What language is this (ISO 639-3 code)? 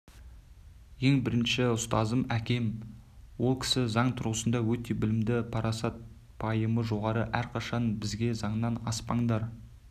kaz